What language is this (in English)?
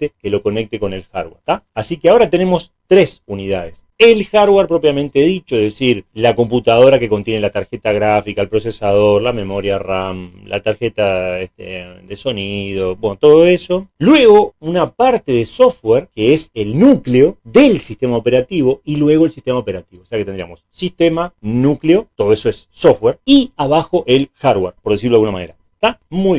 Spanish